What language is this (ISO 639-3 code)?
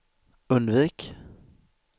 swe